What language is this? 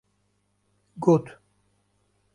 Kurdish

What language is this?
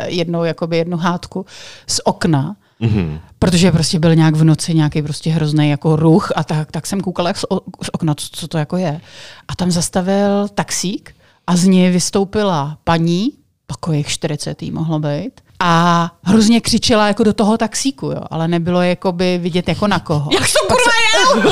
Czech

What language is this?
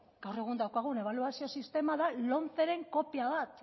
Basque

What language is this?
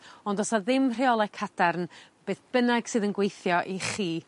Welsh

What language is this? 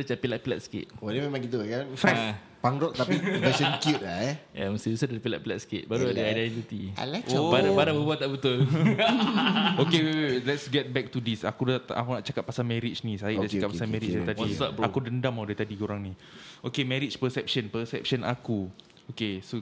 Malay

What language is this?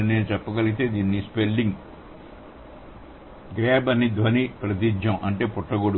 Telugu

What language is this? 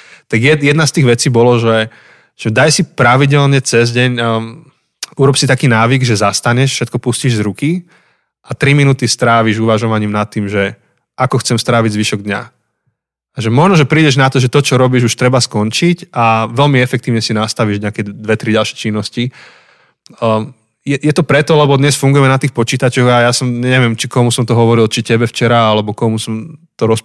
Slovak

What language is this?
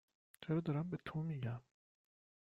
Persian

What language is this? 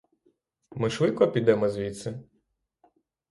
Ukrainian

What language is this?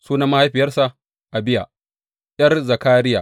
Hausa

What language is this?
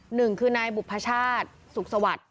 Thai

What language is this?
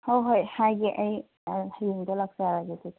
Manipuri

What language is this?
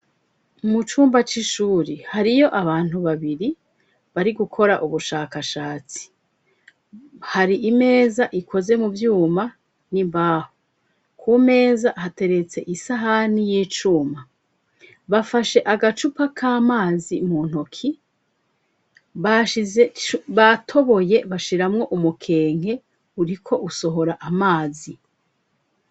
Rundi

